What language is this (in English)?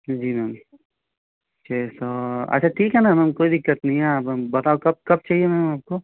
Hindi